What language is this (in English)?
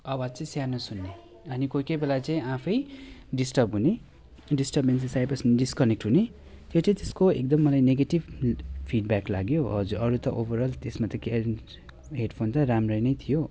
Nepali